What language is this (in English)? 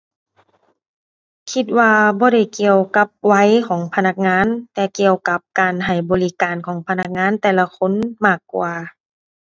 Thai